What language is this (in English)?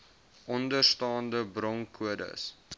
Afrikaans